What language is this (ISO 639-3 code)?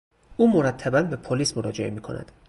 fas